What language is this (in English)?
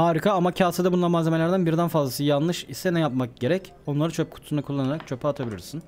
Turkish